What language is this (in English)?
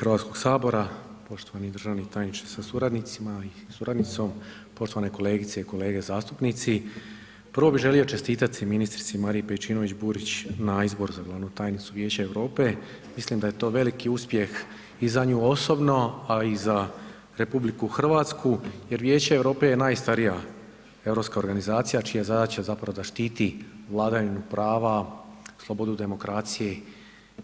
Croatian